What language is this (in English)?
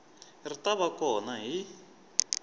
Tsonga